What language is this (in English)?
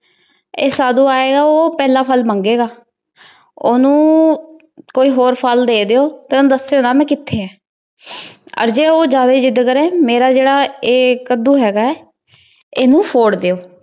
Punjabi